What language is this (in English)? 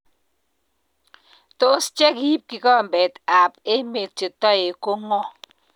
Kalenjin